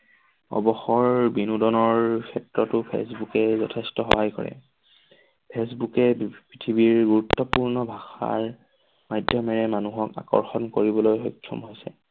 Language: Assamese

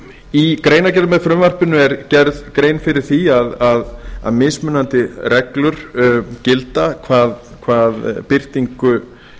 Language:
Icelandic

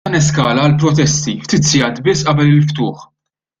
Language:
Maltese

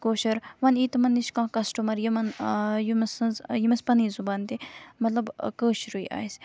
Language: Kashmiri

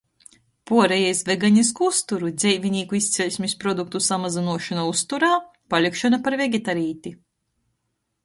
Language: Latgalian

